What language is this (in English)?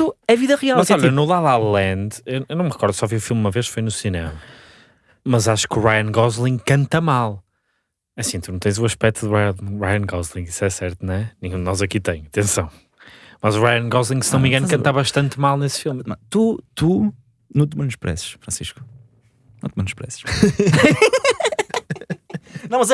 Portuguese